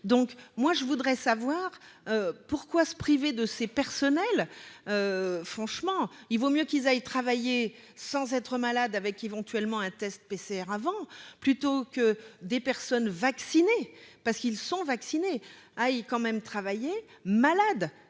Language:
French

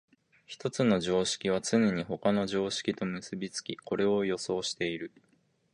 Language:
Japanese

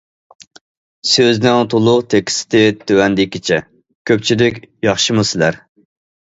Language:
Uyghur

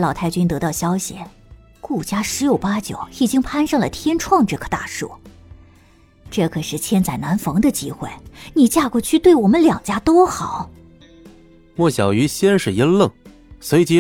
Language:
Chinese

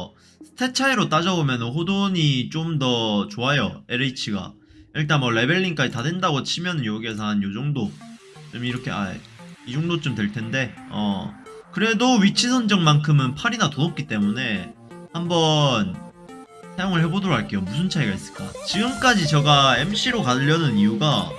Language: Korean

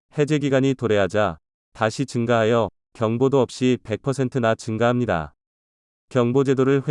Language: Korean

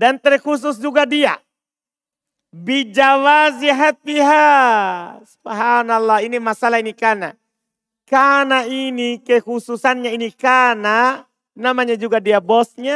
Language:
Indonesian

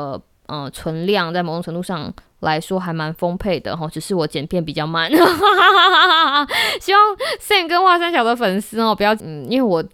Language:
Chinese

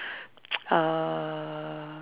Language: English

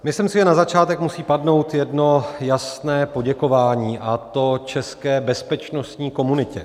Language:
Czech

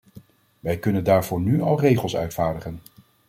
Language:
Dutch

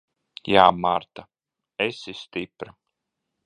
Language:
Latvian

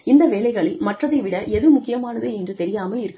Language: Tamil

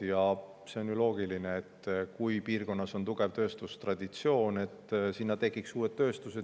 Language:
Estonian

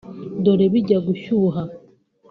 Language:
Kinyarwanda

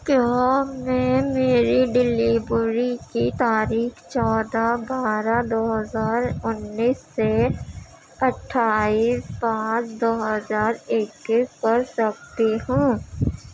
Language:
Urdu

